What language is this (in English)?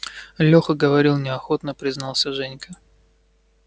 Russian